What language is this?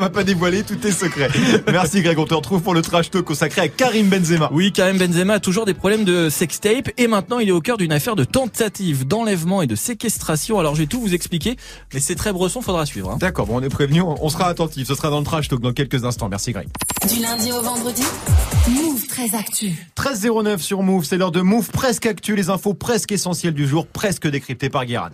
French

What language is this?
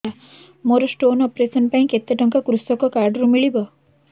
Odia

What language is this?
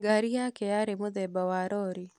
Kikuyu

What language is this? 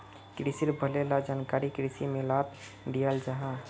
Magahi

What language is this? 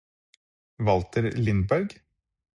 Norwegian Bokmål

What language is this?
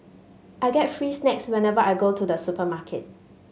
English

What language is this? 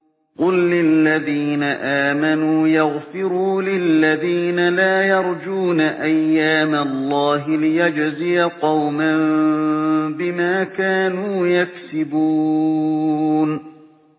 Arabic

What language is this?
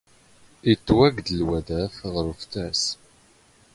Standard Moroccan Tamazight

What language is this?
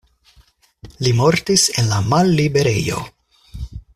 Esperanto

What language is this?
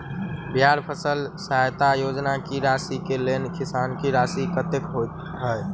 Maithili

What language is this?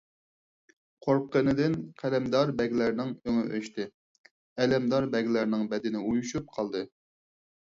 Uyghur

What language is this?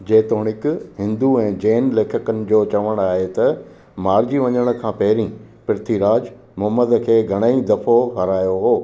Sindhi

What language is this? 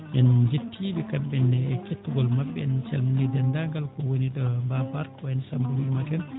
Fula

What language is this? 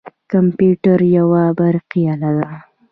Pashto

